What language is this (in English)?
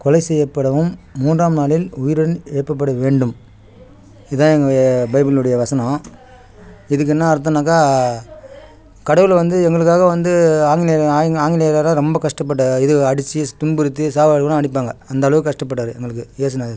Tamil